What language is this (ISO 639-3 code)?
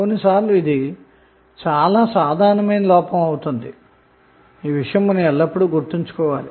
tel